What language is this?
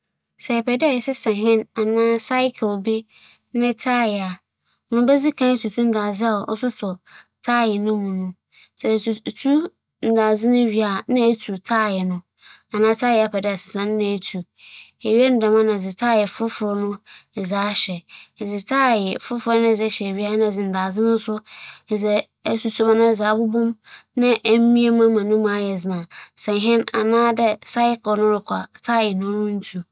Akan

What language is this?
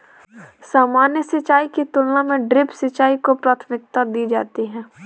Hindi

